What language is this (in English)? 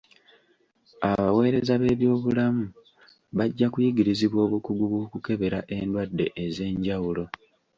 Ganda